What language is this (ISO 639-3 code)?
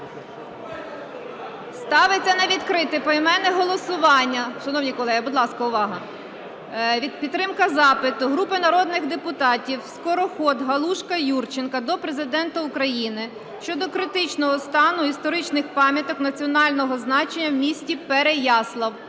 ukr